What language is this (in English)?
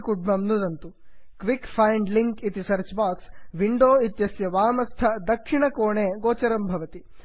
Sanskrit